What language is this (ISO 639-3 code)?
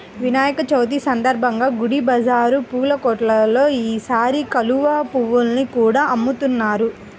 tel